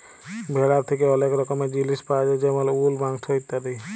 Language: Bangla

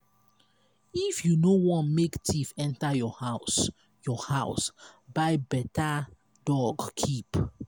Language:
Nigerian Pidgin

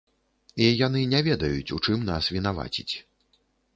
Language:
Belarusian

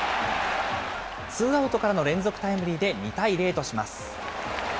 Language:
Japanese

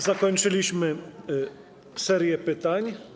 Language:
Polish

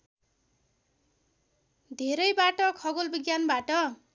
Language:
Nepali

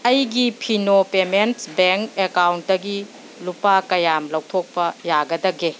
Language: Manipuri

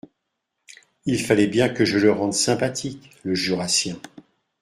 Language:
French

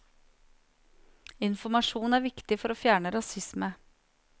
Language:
Norwegian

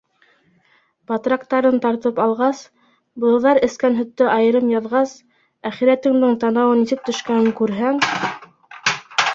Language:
Bashkir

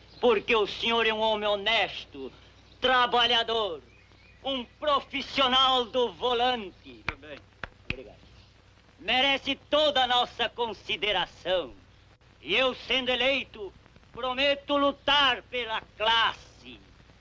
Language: Portuguese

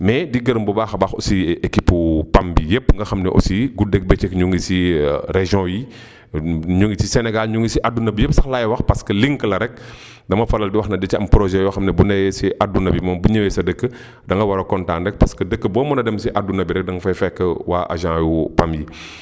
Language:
Wolof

